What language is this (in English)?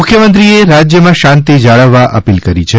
Gujarati